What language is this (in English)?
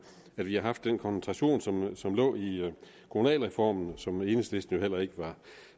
Danish